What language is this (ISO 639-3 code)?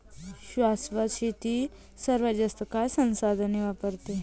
mar